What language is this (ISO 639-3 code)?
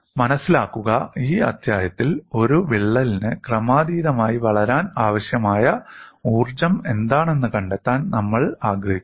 mal